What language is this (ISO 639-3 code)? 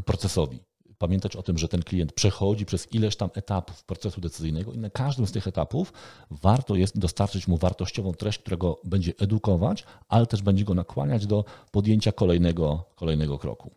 pol